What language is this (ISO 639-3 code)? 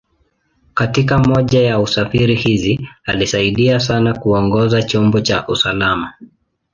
swa